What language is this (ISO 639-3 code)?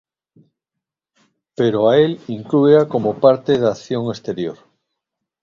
glg